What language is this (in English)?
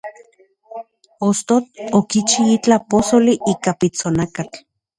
Central Puebla Nahuatl